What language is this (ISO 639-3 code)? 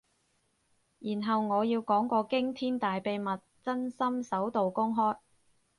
yue